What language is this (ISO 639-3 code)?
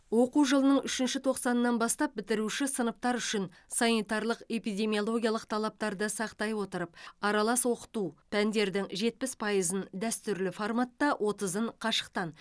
kaz